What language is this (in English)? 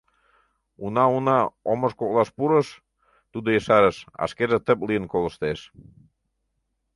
Mari